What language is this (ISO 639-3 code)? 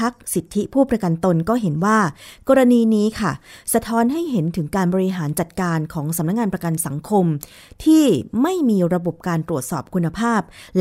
tha